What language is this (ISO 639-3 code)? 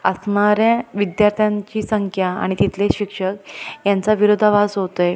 mar